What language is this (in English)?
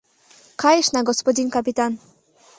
Mari